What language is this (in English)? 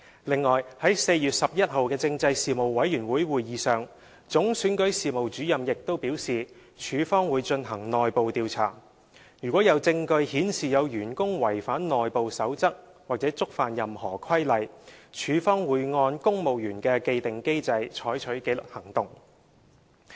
Cantonese